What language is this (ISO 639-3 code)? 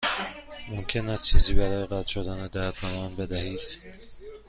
fas